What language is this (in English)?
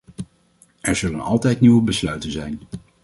Dutch